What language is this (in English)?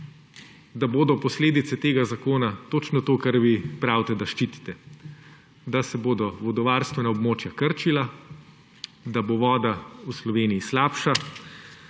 Slovenian